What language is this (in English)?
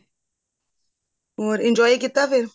Punjabi